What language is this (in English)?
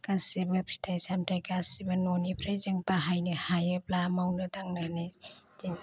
Bodo